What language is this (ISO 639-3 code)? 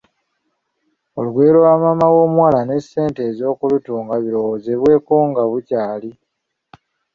lug